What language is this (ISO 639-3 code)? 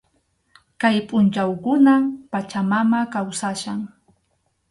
qxu